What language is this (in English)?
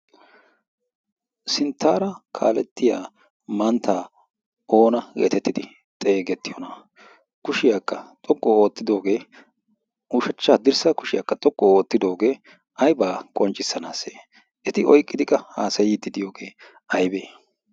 Wolaytta